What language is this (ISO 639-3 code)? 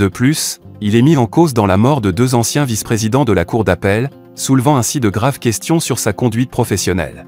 fra